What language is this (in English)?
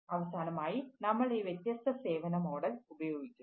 Malayalam